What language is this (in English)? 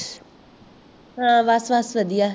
Punjabi